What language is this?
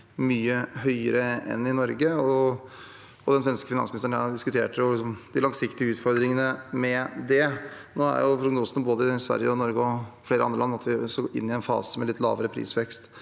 Norwegian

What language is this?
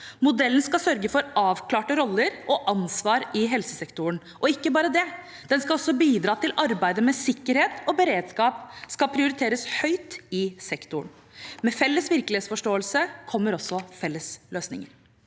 Norwegian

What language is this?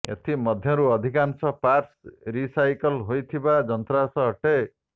Odia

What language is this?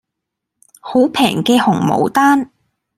Cantonese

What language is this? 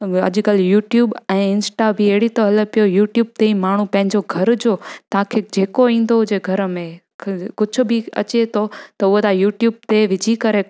Sindhi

